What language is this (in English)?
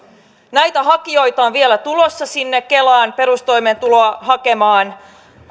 Finnish